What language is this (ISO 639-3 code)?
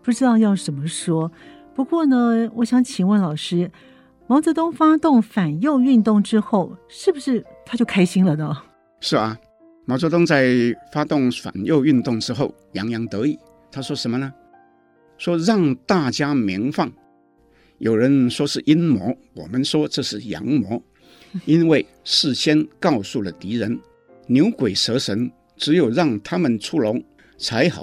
zho